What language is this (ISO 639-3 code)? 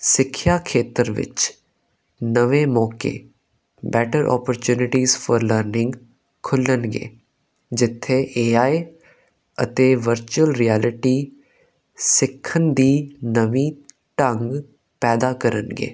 pan